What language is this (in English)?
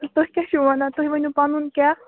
Kashmiri